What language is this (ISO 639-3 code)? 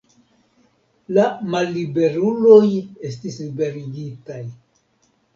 epo